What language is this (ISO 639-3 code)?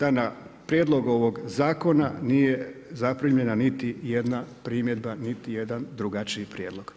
hrv